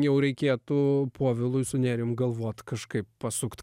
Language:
Lithuanian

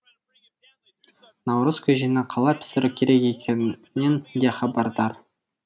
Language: Kazakh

